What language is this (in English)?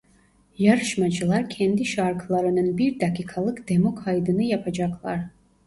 Turkish